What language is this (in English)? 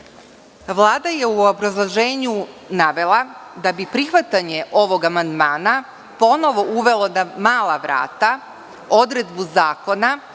Serbian